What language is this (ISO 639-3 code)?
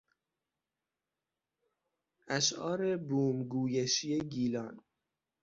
fas